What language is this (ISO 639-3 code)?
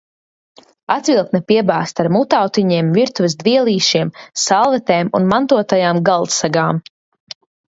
lav